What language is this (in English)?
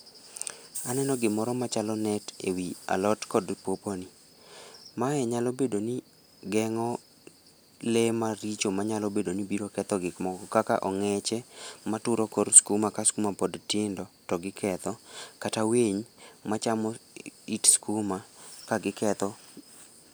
Luo (Kenya and Tanzania)